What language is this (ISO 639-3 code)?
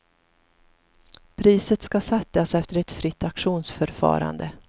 swe